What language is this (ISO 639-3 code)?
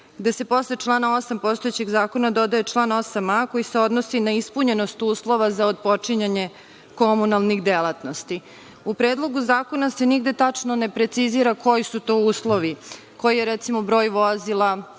srp